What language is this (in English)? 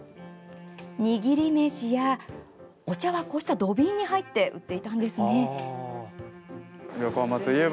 Japanese